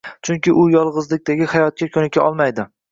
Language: Uzbek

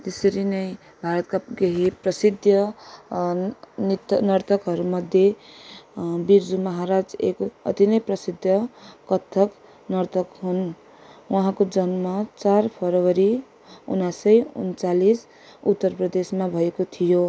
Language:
Nepali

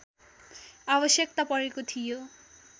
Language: Nepali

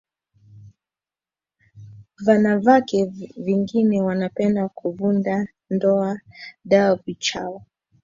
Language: Swahili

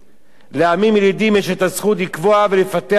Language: Hebrew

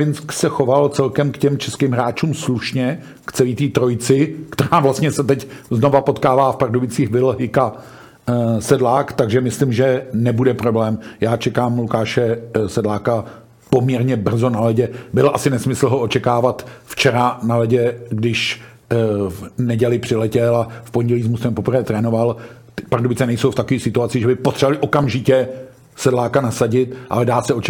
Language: Czech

